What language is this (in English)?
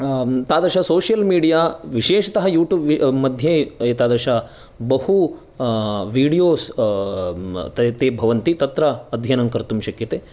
Sanskrit